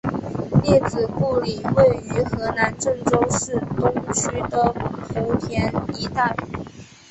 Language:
Chinese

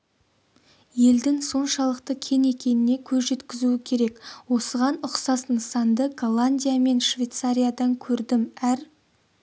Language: Kazakh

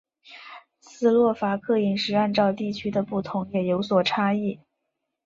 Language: Chinese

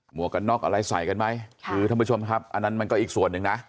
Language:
Thai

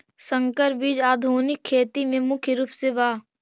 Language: Magahi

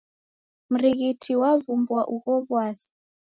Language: Taita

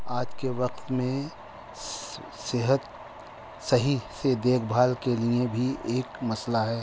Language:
Urdu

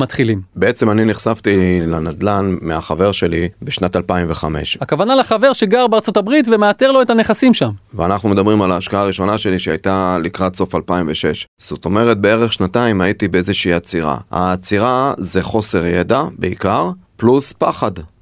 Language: Hebrew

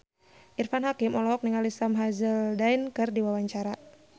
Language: Sundanese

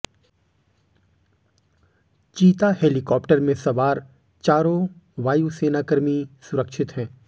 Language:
Hindi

